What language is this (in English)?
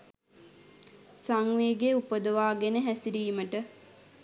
Sinhala